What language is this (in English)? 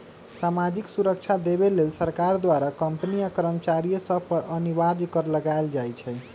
Magahi